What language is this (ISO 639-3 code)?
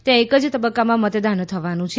guj